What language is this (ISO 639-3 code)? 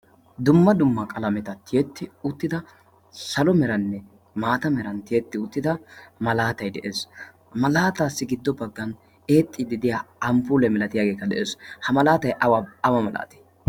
wal